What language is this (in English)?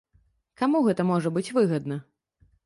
Belarusian